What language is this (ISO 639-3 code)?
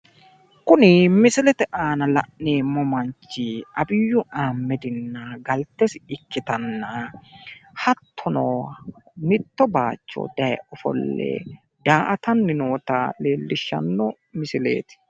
sid